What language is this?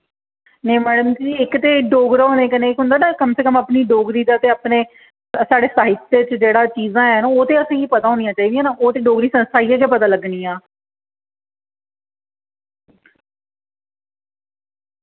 Dogri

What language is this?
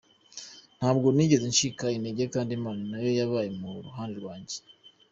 Kinyarwanda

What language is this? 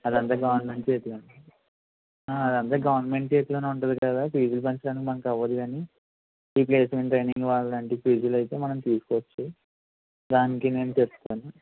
Telugu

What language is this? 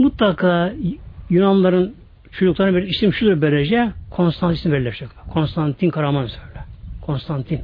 Turkish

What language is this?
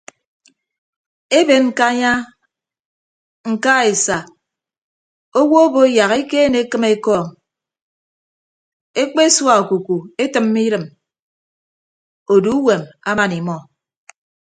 Ibibio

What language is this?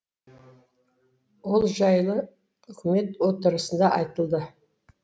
Kazakh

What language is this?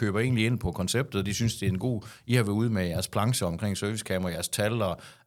Danish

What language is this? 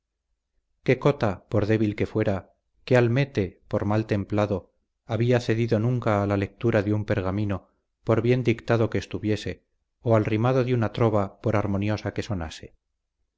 Spanish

